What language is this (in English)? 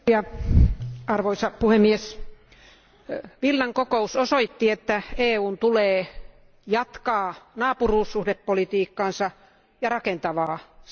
Finnish